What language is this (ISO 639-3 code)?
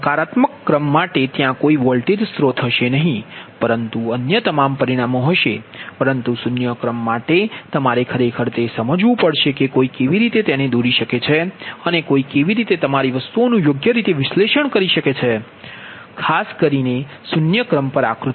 guj